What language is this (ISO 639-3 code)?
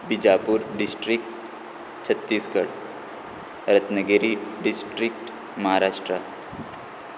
kok